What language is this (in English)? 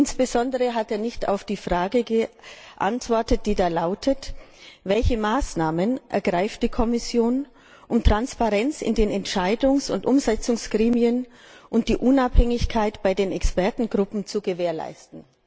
German